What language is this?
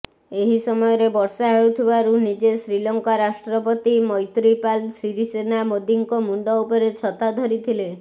Odia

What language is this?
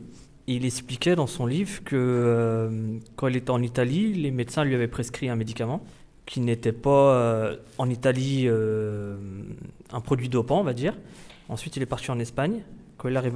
French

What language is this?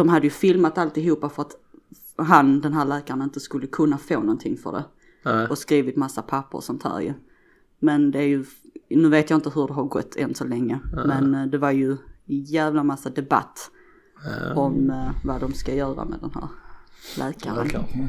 Swedish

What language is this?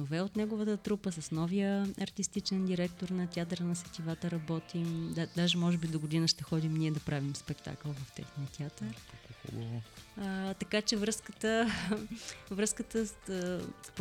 Bulgarian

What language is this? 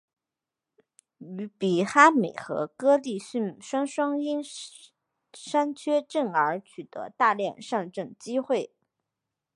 Chinese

